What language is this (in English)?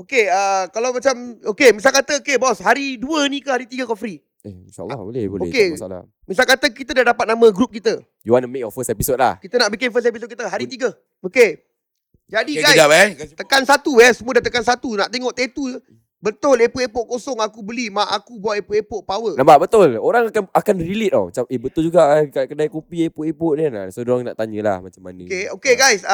Malay